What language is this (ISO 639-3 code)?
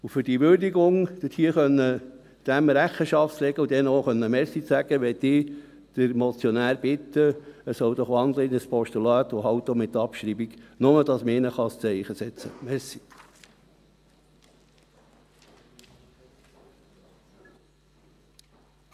gsw